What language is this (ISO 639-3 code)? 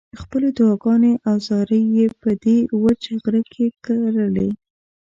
pus